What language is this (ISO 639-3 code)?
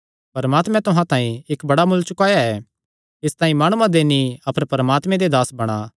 xnr